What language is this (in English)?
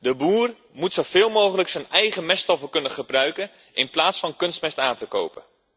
Dutch